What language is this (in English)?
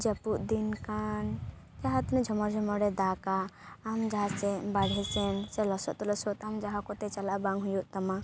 Santali